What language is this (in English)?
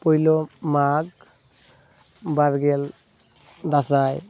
Santali